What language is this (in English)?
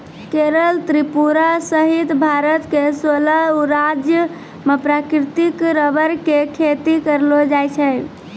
Maithili